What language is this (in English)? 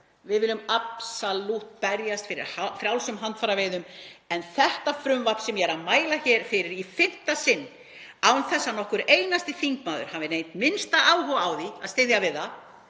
Icelandic